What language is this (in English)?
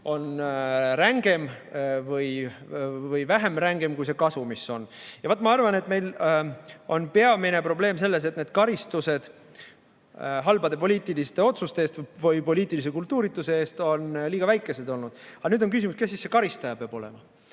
Estonian